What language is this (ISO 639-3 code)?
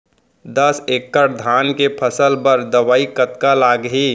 hne